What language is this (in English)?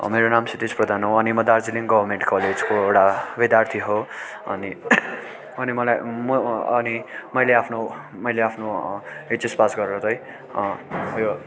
Nepali